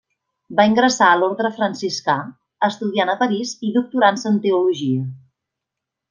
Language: Catalan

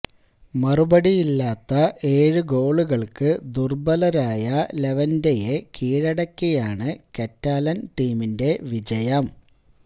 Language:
Malayalam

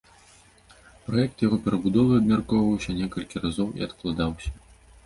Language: Belarusian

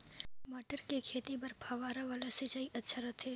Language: Chhattisgarhi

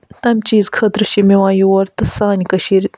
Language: Kashmiri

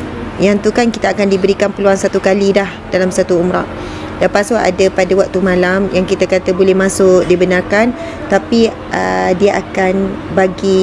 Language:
Malay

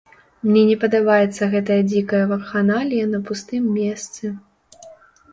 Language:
Belarusian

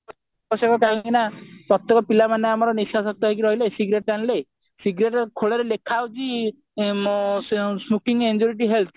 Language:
Odia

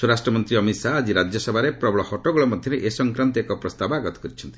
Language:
Odia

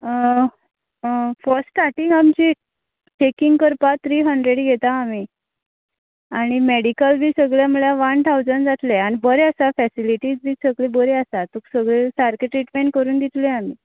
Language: Konkani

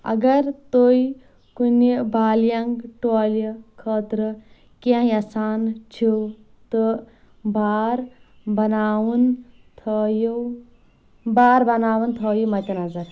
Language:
Kashmiri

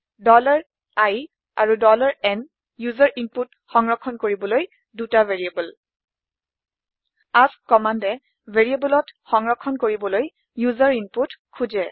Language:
Assamese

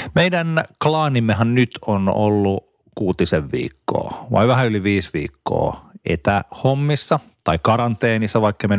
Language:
Finnish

